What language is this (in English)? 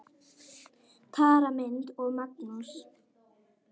Icelandic